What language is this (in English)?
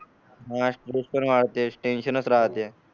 Marathi